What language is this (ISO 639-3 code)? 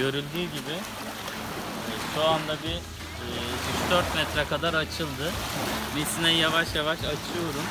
tur